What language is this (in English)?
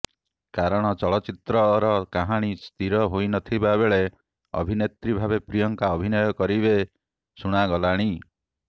Odia